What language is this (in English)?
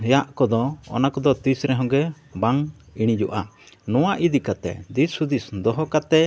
Santali